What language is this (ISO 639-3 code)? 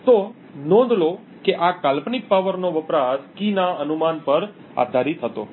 guj